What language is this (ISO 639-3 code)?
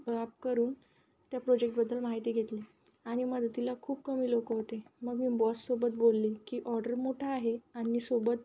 mar